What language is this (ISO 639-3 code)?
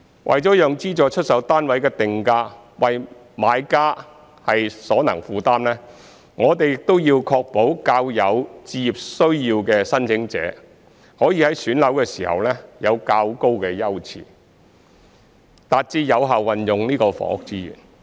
yue